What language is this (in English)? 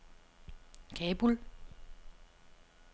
Danish